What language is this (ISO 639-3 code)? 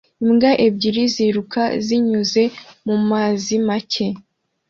kin